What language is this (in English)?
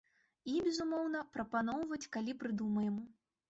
Belarusian